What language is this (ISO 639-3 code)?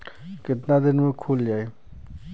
bho